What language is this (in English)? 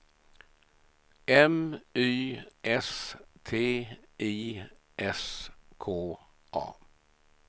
Swedish